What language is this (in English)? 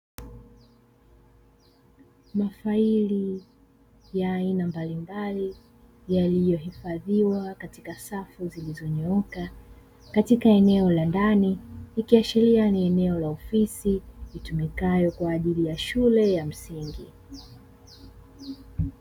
Swahili